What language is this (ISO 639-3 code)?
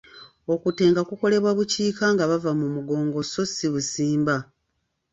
lug